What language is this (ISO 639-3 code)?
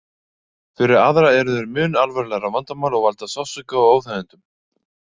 isl